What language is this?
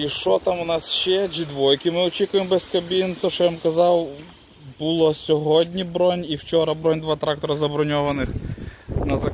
Ukrainian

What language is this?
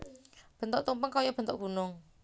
Javanese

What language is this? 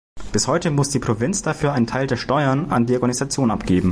German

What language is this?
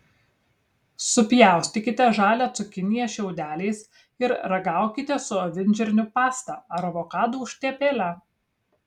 Lithuanian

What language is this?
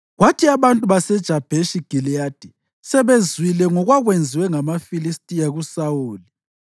North Ndebele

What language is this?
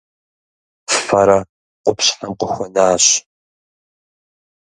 Kabardian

